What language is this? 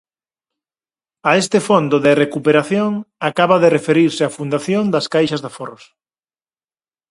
Galician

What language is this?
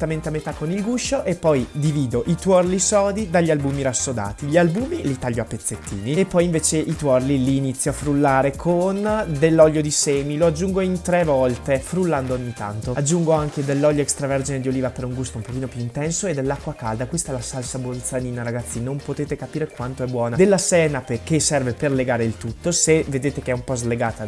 Italian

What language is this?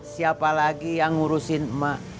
Indonesian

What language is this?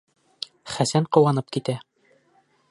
Bashkir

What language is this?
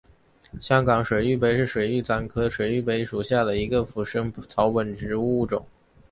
Chinese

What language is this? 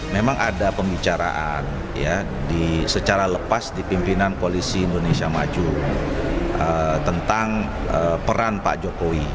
Indonesian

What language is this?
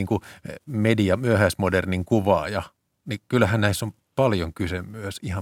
Finnish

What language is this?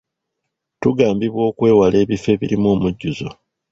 Ganda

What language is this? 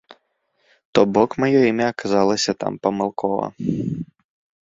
Belarusian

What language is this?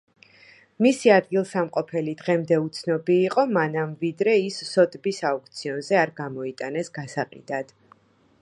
Georgian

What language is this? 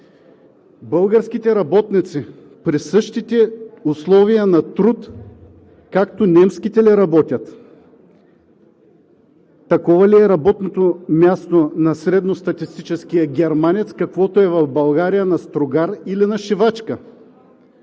Bulgarian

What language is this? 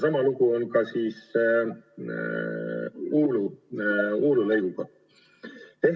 Estonian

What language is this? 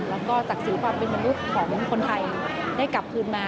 Thai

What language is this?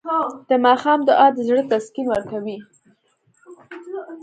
Pashto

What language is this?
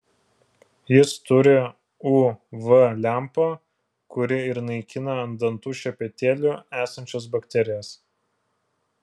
Lithuanian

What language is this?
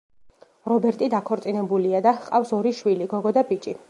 Georgian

